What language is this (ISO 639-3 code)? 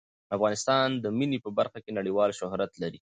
pus